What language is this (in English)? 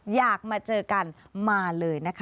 Thai